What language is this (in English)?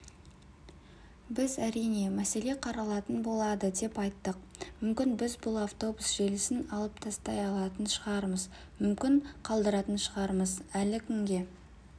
Kazakh